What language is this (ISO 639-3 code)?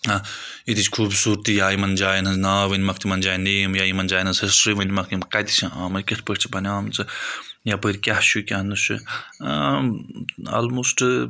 kas